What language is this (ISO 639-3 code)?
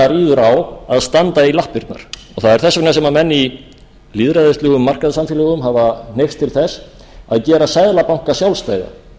isl